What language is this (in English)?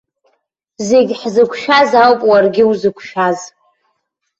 Abkhazian